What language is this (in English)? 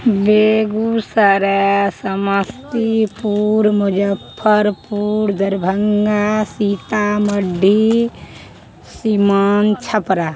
Maithili